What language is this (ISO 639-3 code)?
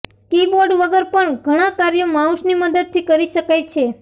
guj